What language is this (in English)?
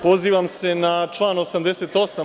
Serbian